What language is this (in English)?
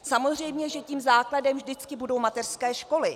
Czech